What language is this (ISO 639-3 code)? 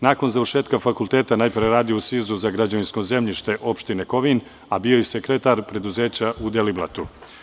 srp